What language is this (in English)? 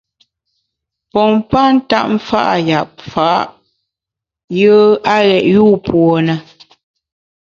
Bamun